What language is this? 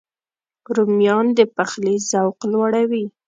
Pashto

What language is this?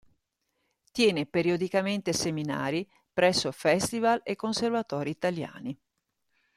Italian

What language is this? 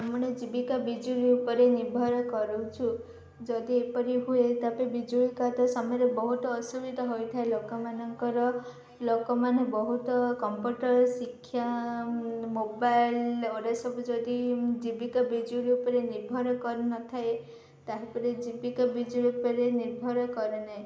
Odia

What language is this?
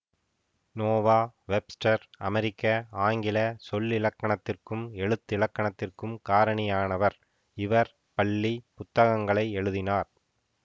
Tamil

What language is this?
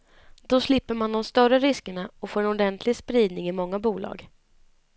Swedish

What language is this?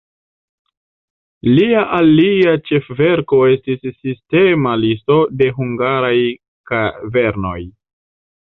Esperanto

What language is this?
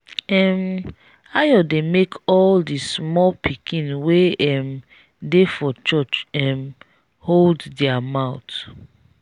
Nigerian Pidgin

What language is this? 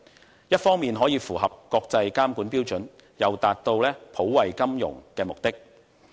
Cantonese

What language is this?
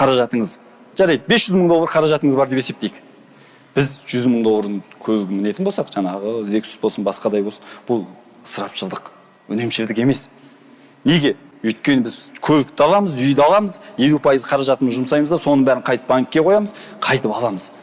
Turkish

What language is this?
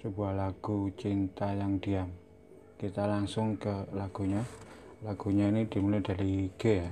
Indonesian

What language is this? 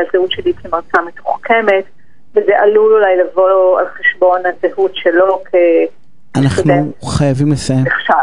Hebrew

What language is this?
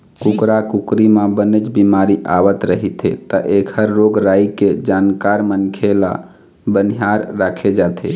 Chhattisgarhi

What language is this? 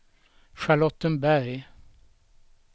Swedish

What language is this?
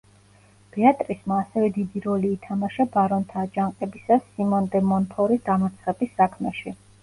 Georgian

